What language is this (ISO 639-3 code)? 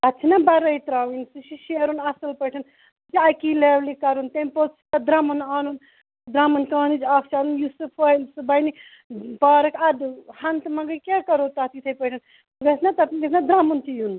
kas